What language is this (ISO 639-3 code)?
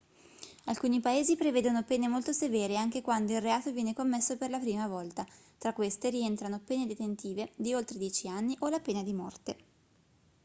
ita